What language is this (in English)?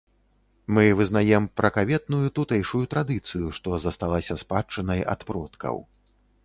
Belarusian